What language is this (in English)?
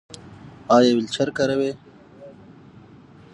Pashto